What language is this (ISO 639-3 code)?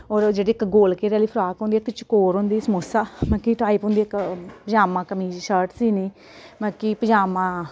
doi